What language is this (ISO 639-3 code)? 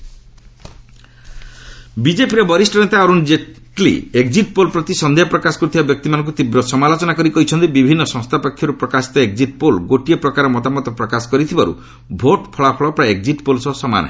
ori